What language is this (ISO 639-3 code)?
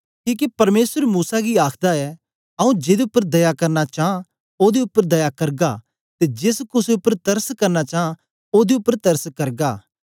doi